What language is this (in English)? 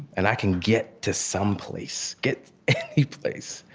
English